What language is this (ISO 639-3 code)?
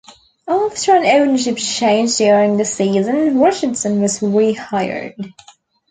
eng